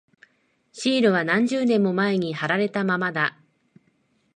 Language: Japanese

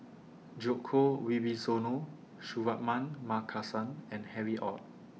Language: English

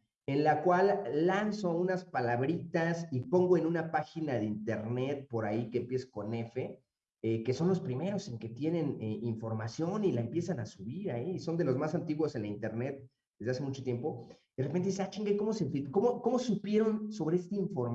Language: Spanish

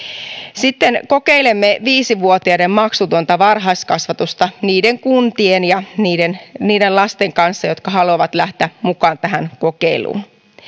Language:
Finnish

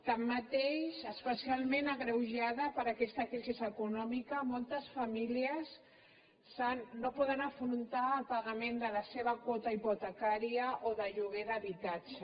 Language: Catalan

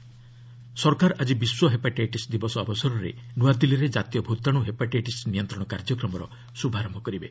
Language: Odia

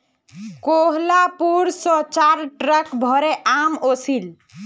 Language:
Magahi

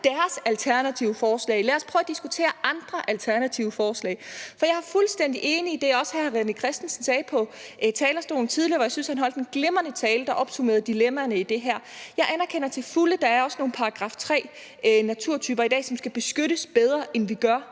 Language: Danish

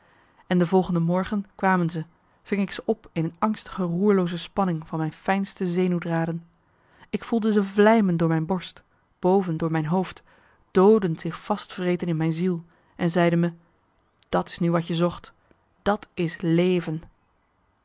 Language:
Dutch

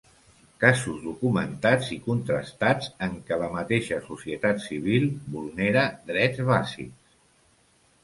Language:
Catalan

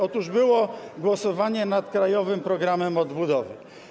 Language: Polish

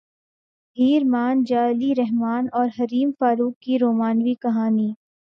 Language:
Urdu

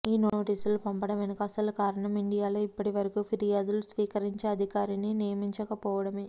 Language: Telugu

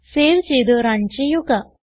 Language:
Malayalam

